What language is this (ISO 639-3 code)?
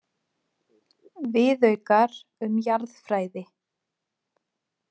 isl